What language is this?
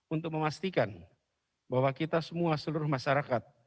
Indonesian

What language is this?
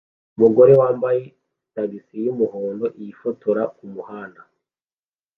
Kinyarwanda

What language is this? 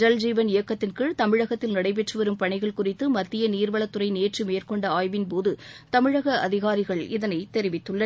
Tamil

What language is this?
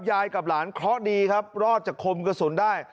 Thai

